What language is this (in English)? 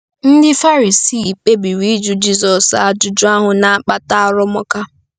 Igbo